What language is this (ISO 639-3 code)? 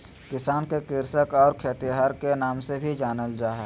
mag